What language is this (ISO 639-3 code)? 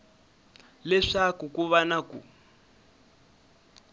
tso